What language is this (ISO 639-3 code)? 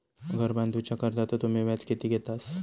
mar